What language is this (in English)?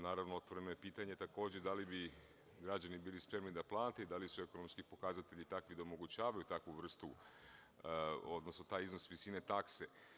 Serbian